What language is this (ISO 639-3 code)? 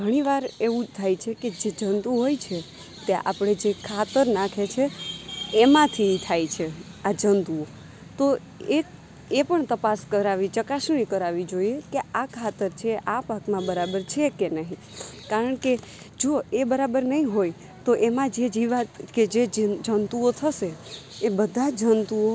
guj